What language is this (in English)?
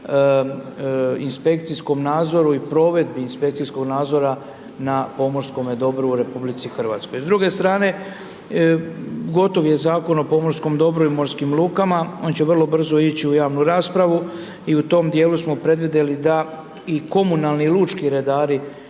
Croatian